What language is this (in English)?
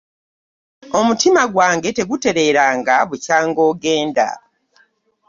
Ganda